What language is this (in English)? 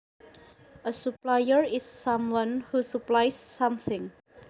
Javanese